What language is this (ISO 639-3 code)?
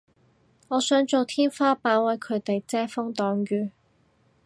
yue